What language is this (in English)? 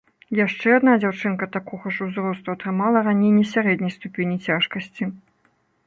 Belarusian